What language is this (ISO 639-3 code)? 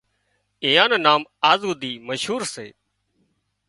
kxp